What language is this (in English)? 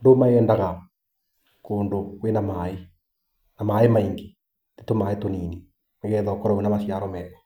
Kikuyu